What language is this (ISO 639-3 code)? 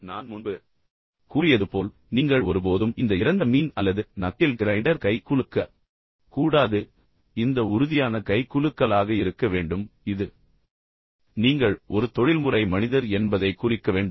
tam